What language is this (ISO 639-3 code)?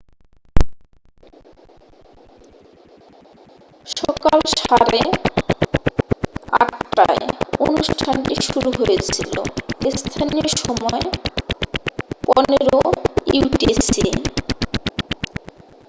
ben